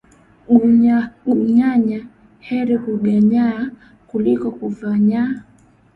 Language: Swahili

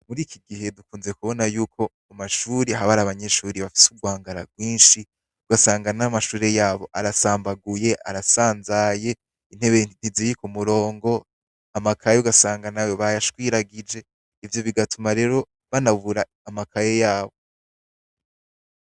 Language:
Rundi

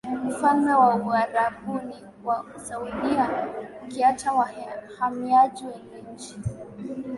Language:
Swahili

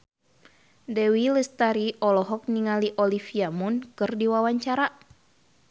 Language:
Sundanese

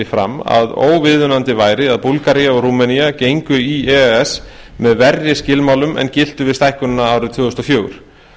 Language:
Icelandic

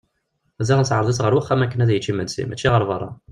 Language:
Kabyle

